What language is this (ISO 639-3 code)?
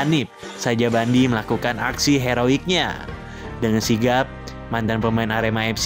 ind